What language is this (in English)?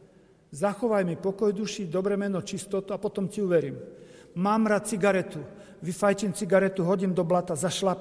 Slovak